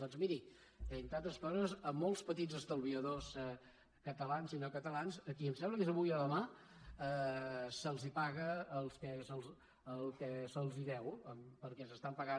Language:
Catalan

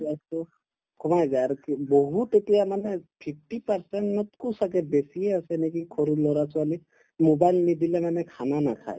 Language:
Assamese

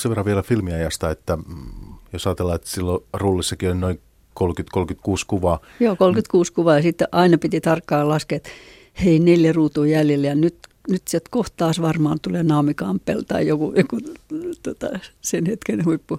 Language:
Finnish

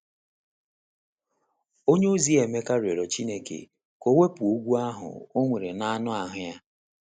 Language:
Igbo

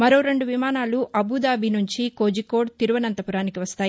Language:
Telugu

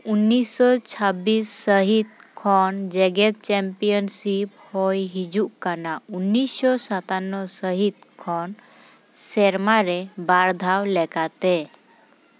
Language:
Santali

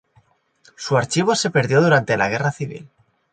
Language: Spanish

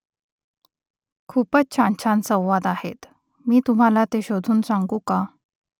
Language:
Marathi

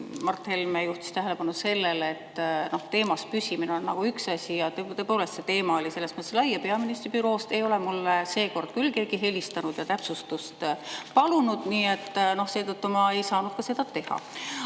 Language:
Estonian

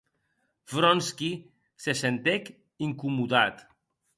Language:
Occitan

